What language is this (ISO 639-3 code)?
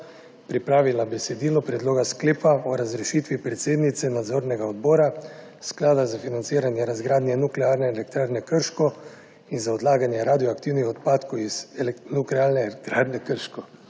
slv